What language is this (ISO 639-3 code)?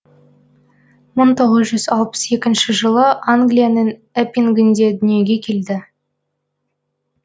kaz